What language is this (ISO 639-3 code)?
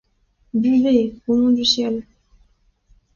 fra